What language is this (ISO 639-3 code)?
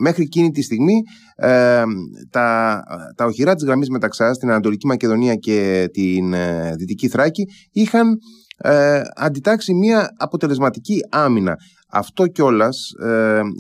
ell